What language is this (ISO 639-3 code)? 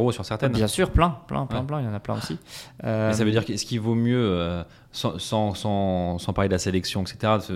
fra